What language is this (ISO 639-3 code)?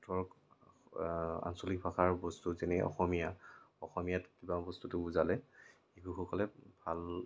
asm